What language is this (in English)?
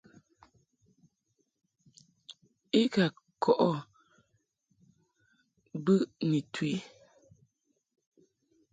Mungaka